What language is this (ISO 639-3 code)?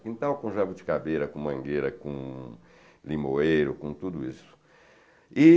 por